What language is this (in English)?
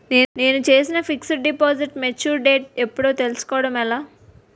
Telugu